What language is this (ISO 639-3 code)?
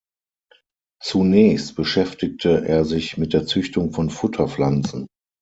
deu